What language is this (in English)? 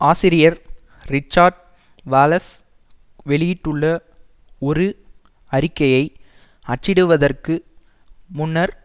Tamil